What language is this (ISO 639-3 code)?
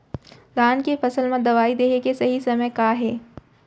hne